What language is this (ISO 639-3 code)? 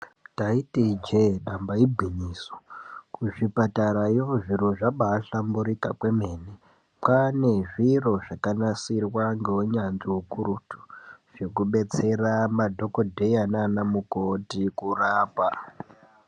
ndc